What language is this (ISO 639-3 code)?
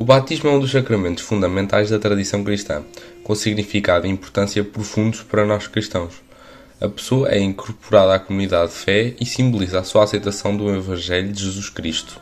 por